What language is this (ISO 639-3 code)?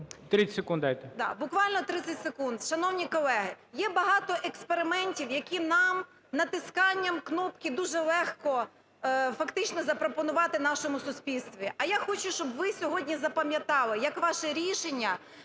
ukr